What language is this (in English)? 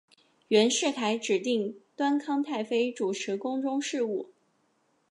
Chinese